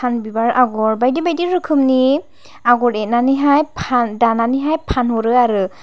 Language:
Bodo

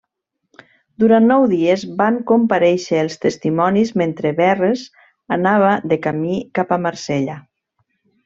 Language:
Catalan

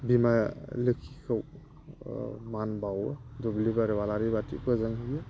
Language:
Bodo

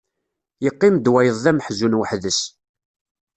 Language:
Kabyle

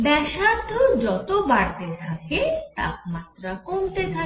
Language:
Bangla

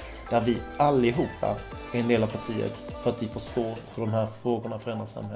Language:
Swedish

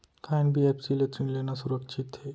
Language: Chhattisgarhi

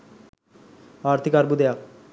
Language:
Sinhala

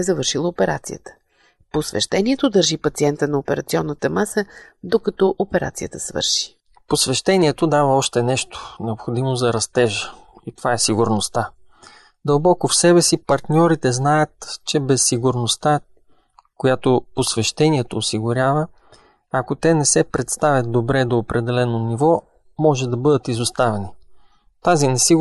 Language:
Bulgarian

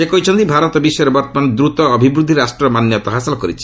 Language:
Odia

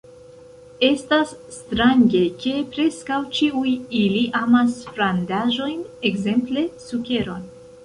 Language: Esperanto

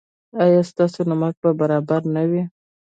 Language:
Pashto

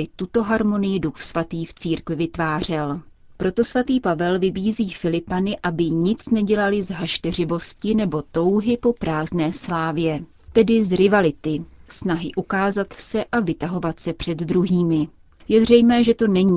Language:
Czech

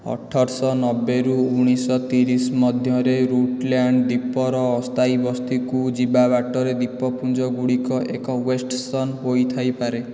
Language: Odia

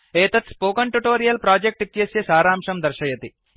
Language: Sanskrit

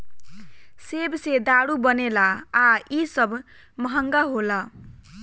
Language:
Bhojpuri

